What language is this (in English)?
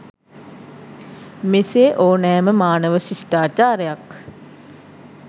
Sinhala